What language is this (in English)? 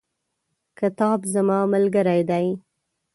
Pashto